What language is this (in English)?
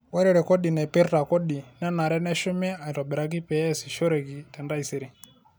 Masai